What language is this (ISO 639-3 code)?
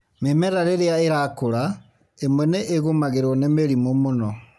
kik